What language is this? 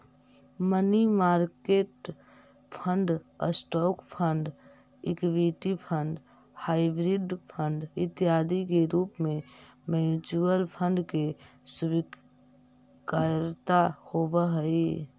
Magahi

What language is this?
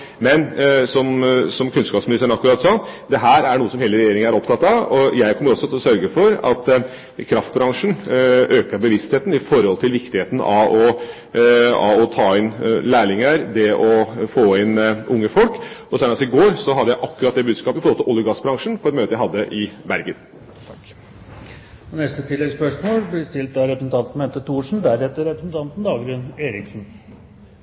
Norwegian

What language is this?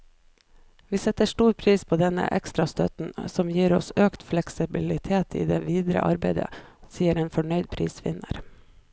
Norwegian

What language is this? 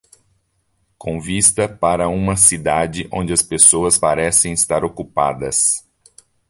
Portuguese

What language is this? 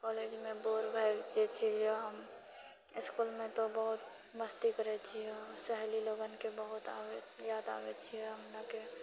Maithili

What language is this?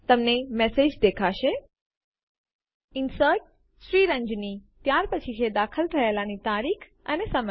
Gujarati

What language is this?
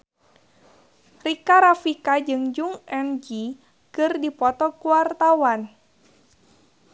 Sundanese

